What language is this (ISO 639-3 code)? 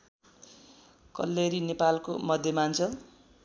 nep